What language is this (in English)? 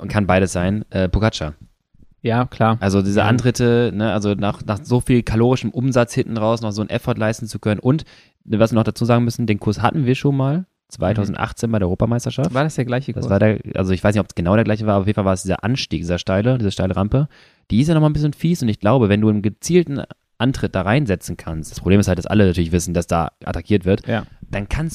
German